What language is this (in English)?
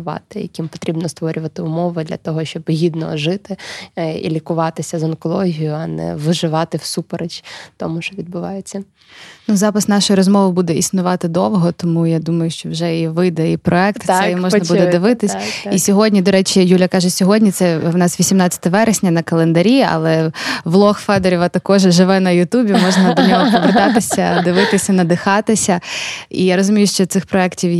Ukrainian